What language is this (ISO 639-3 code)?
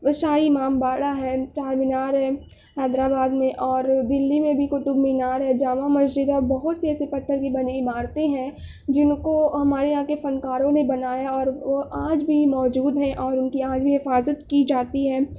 urd